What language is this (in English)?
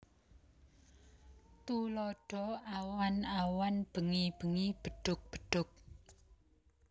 Javanese